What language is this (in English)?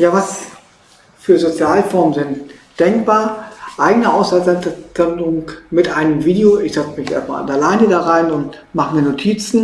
German